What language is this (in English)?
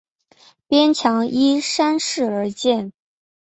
Chinese